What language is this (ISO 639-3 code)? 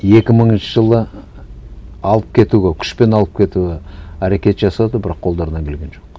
kaz